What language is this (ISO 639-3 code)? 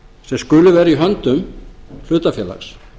isl